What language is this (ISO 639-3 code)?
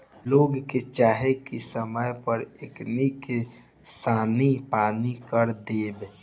bho